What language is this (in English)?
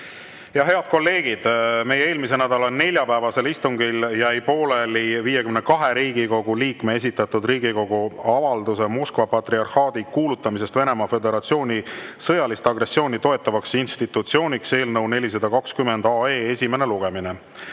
Estonian